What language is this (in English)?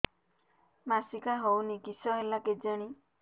Odia